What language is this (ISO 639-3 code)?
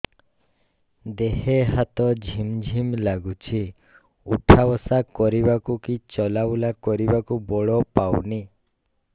ori